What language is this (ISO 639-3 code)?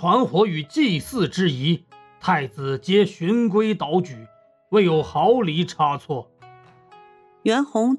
zho